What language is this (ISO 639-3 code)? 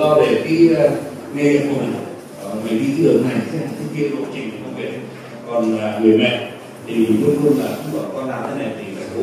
vie